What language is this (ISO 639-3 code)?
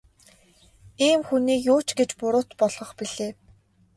mon